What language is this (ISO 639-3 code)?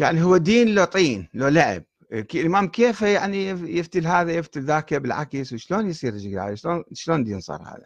ara